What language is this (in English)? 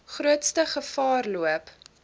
Afrikaans